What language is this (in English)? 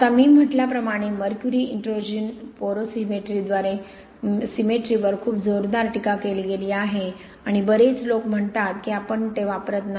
Marathi